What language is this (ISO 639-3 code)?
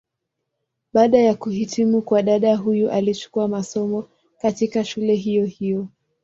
swa